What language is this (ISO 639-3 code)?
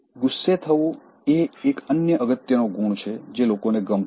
guj